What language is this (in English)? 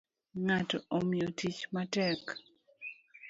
Luo (Kenya and Tanzania)